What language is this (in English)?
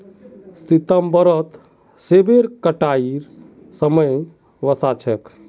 Magahi